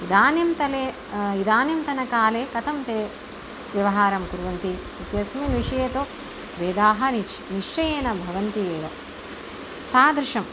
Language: Sanskrit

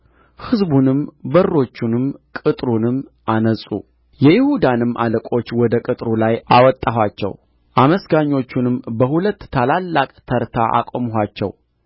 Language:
Amharic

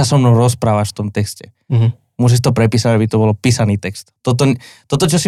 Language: Slovak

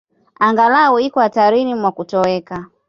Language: Swahili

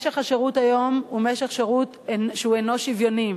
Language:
Hebrew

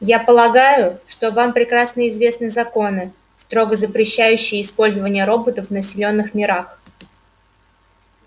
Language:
Russian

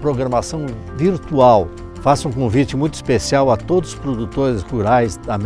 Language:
Portuguese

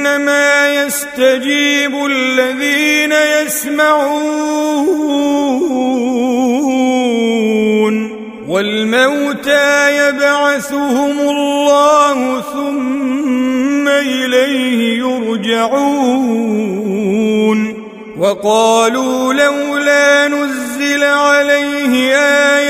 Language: Arabic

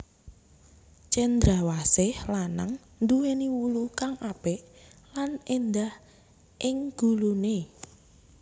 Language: Javanese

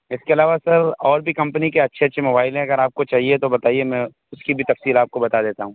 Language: Urdu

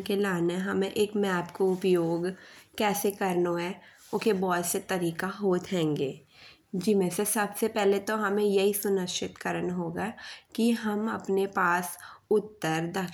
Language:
Bundeli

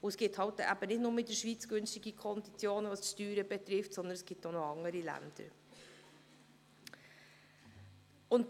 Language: Swiss German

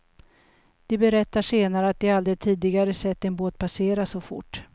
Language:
Swedish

